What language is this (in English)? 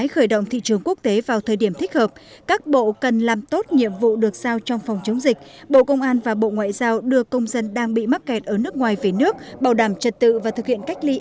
Vietnamese